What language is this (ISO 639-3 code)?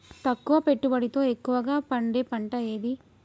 tel